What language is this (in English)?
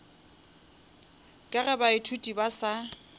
Northern Sotho